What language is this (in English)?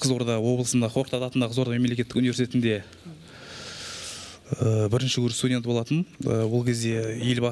Turkish